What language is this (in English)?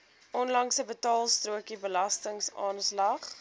Afrikaans